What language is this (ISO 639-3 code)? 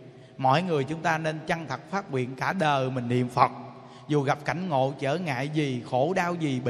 vie